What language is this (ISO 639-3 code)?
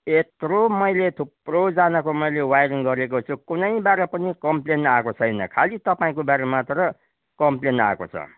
nep